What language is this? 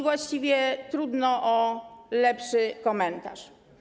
Polish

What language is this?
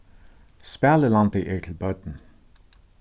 Faroese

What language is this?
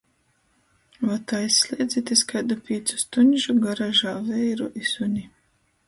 Latgalian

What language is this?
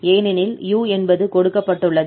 Tamil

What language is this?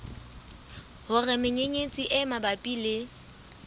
Southern Sotho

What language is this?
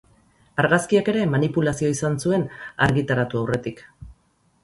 Basque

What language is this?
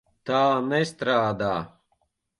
Latvian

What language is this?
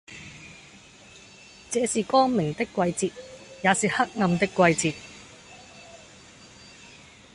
Cantonese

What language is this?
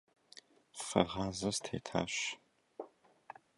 Kabardian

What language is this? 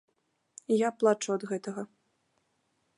Belarusian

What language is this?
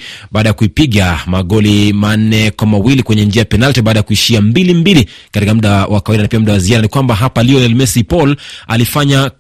Swahili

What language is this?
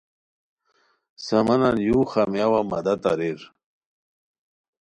Khowar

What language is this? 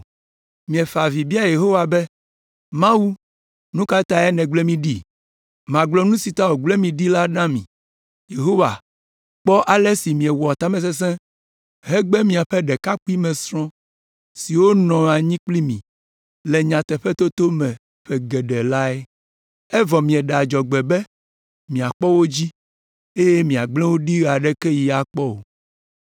Ewe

